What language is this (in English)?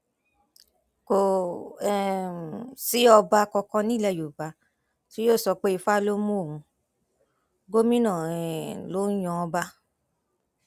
Yoruba